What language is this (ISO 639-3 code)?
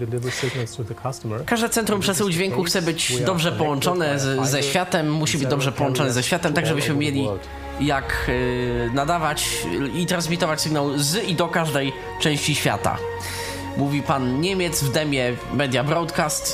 pol